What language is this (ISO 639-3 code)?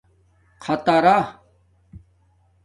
dmk